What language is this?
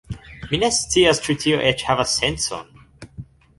Esperanto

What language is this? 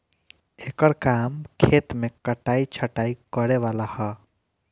Bhojpuri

